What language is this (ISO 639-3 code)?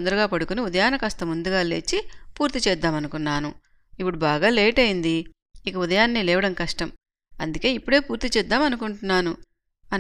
tel